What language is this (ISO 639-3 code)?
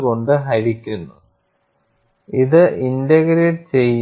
mal